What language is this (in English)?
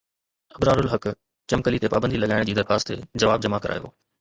Sindhi